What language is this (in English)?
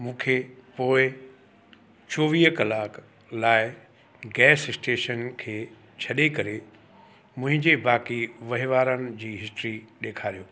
Sindhi